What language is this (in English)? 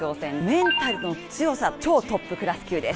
Japanese